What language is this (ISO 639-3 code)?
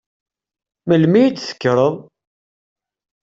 kab